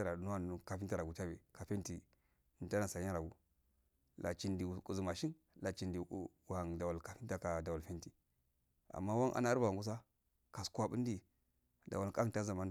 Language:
Afade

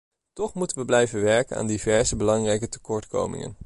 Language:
Dutch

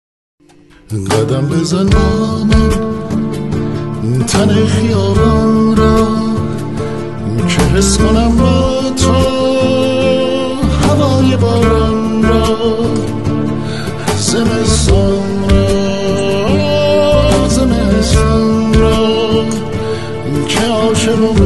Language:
Persian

